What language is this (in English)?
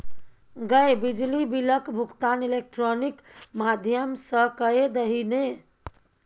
Maithili